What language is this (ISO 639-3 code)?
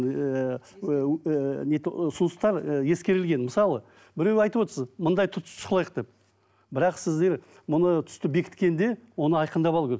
kaz